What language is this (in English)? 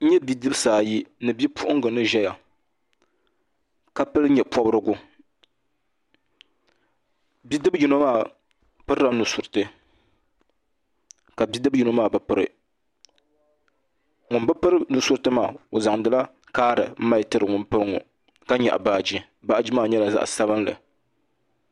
Dagbani